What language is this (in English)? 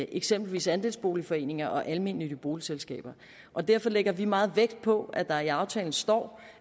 Danish